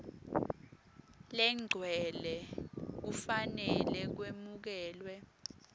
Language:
Swati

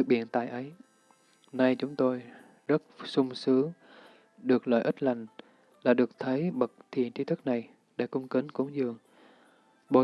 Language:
Vietnamese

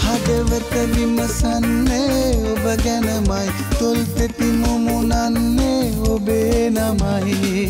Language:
Hindi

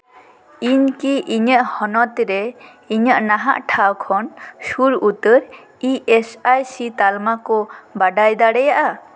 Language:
Santali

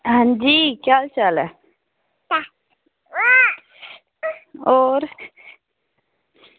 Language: Dogri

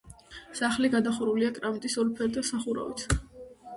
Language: Georgian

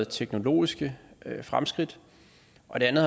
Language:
Danish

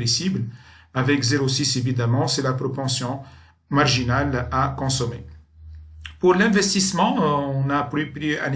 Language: French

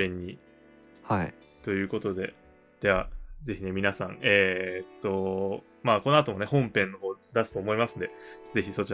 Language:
Japanese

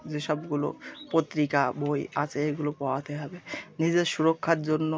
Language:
Bangla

